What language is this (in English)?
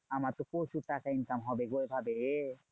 Bangla